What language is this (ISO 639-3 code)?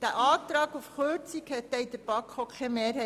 gsw